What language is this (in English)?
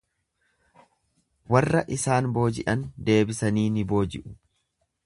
Oromo